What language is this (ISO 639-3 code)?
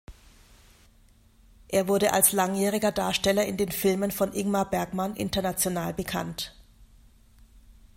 deu